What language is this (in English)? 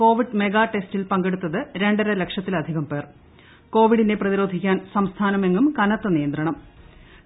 Malayalam